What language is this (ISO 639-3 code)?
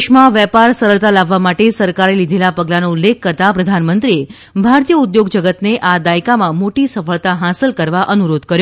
guj